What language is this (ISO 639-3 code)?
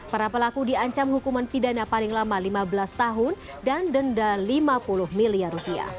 ind